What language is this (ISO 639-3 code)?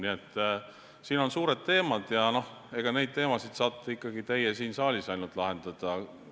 est